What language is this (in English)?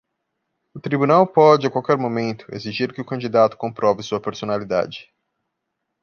Portuguese